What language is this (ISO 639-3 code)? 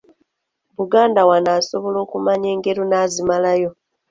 lug